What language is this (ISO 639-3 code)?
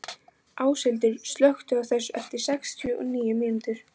isl